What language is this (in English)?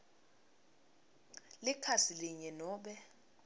Swati